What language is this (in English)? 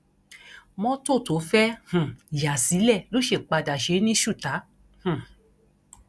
Yoruba